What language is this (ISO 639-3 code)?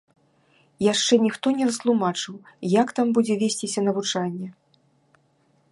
bel